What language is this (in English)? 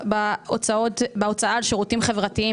Hebrew